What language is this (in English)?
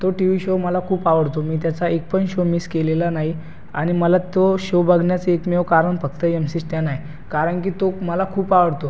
Marathi